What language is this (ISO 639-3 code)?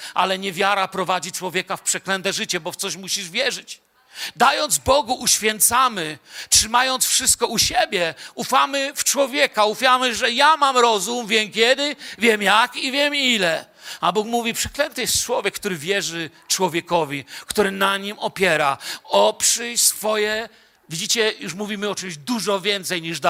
pol